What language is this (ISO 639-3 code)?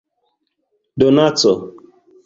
epo